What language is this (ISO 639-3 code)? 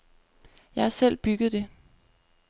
dan